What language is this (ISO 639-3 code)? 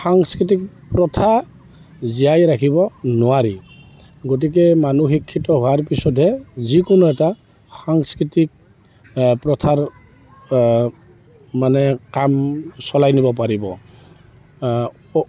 asm